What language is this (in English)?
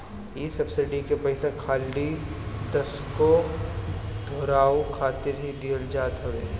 Bhojpuri